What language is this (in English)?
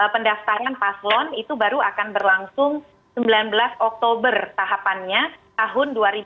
Indonesian